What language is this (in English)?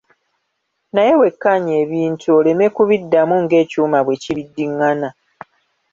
Ganda